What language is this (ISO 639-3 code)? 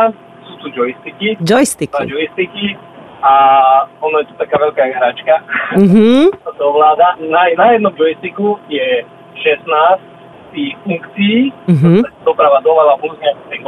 slk